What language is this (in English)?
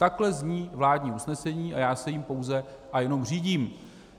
Czech